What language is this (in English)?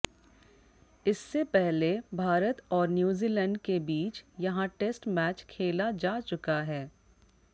Hindi